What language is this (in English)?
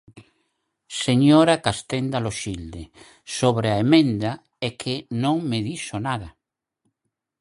Galician